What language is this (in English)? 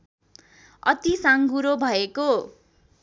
Nepali